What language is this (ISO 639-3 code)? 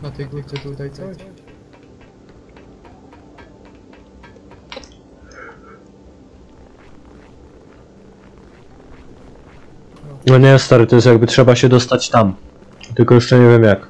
pol